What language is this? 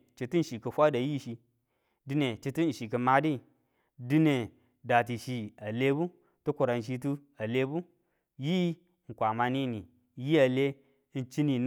Tula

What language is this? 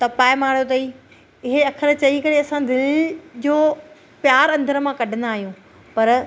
Sindhi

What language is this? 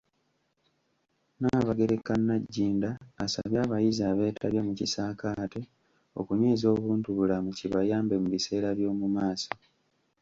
Ganda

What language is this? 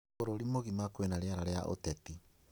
Kikuyu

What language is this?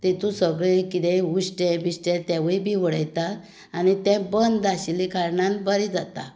Konkani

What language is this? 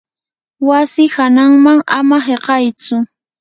Yanahuanca Pasco Quechua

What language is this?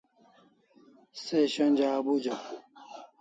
Kalasha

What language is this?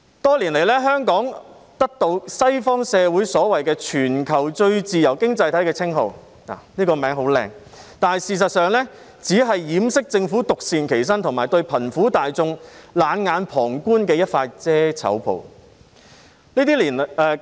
Cantonese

